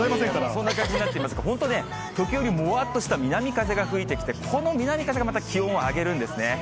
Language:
Japanese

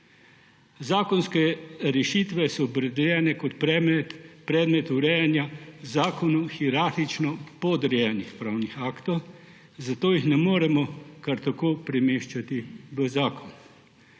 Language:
Slovenian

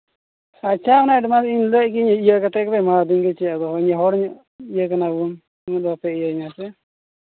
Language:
Santali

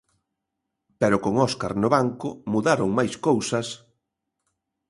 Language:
Galician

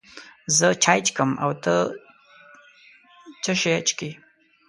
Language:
Pashto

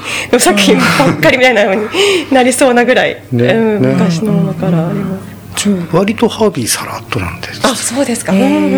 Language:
Japanese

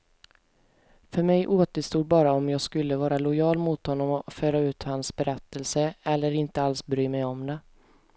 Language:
Swedish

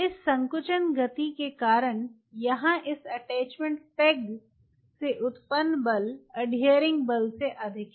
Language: Hindi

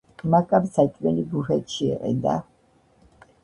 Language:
Georgian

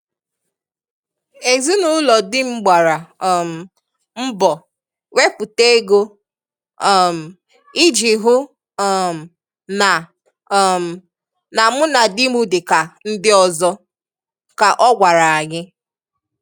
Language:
Igbo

